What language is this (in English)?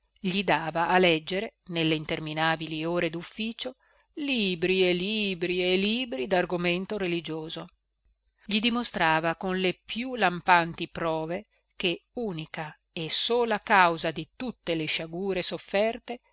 Italian